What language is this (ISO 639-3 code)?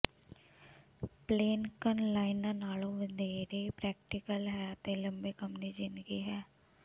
pan